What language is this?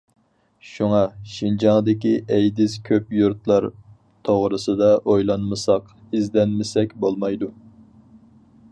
Uyghur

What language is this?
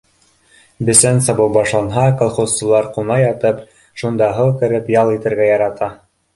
Bashkir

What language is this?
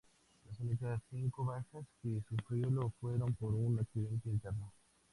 Spanish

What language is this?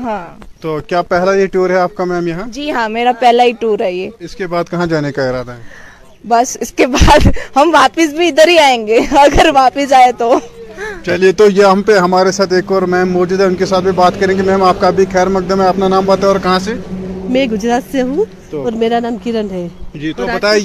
Urdu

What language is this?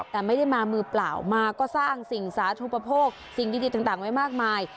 Thai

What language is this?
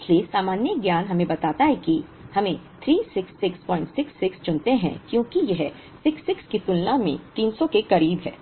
Hindi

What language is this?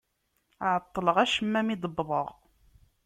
Kabyle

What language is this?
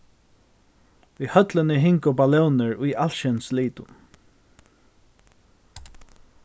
Faroese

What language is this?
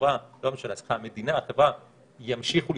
Hebrew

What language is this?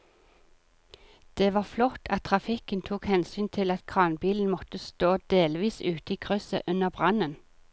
Norwegian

